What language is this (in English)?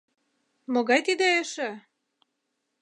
Mari